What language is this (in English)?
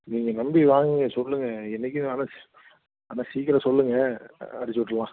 Tamil